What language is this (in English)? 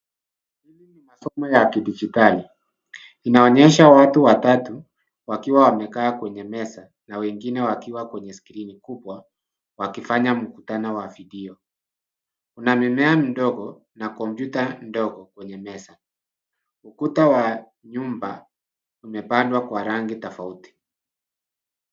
Swahili